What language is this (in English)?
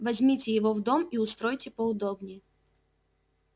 Russian